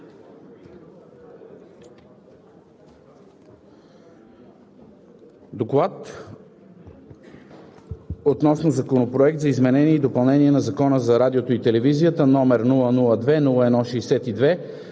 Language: Bulgarian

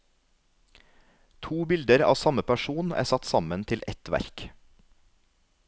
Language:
Norwegian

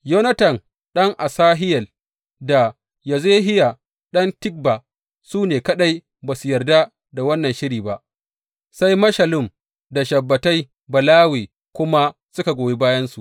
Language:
Hausa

